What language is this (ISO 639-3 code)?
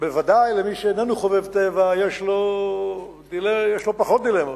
heb